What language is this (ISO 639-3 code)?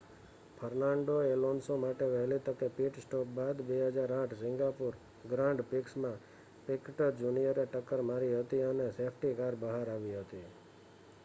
guj